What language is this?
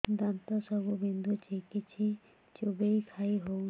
Odia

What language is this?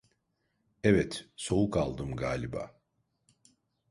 Turkish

